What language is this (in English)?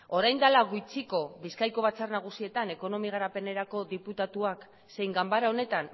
Basque